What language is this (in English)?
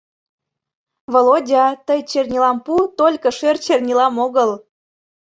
Mari